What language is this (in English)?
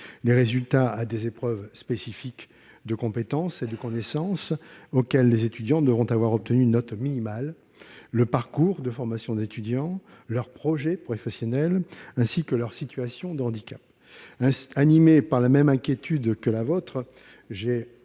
French